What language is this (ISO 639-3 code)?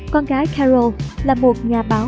vie